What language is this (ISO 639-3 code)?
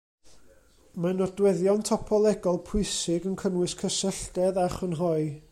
cym